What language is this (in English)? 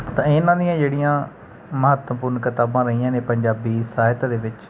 Punjabi